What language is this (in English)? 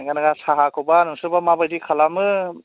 Bodo